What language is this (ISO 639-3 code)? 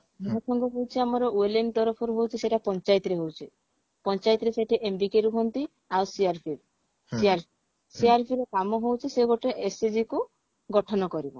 ori